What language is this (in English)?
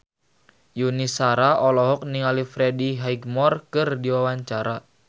Sundanese